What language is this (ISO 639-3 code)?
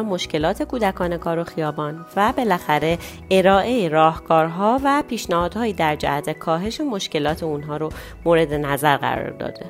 fas